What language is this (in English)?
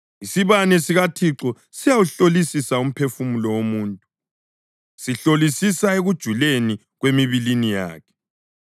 North Ndebele